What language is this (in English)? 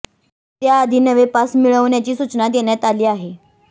Marathi